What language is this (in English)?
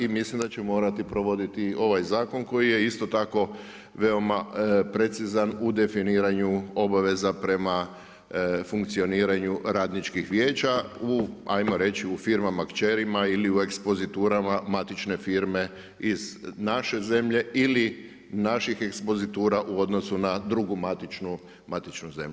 Croatian